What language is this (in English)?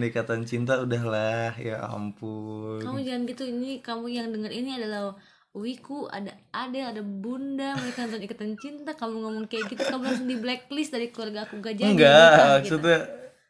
Indonesian